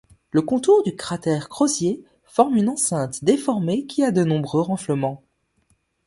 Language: French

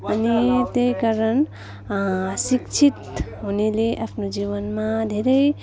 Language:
Nepali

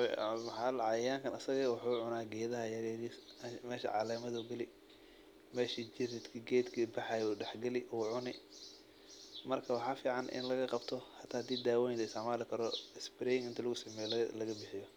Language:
Somali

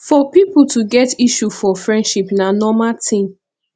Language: Nigerian Pidgin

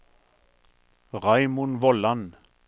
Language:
Norwegian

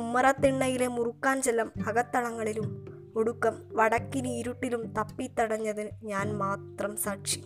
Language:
Malayalam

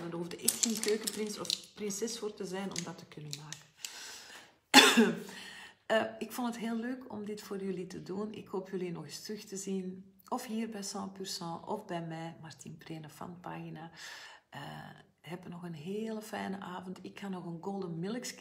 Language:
Dutch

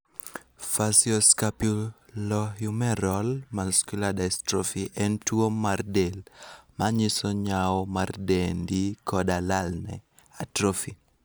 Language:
Luo (Kenya and Tanzania)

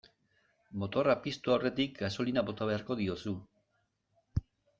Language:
Basque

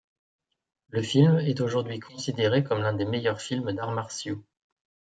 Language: French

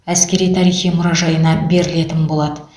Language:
Kazakh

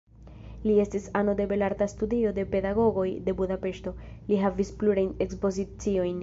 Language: Esperanto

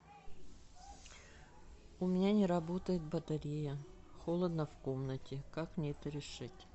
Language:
Russian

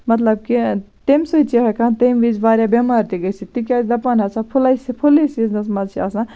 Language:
Kashmiri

